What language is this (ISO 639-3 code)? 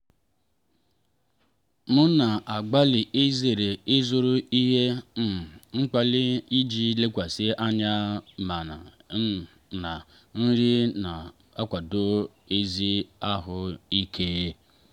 ibo